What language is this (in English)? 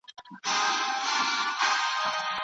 Pashto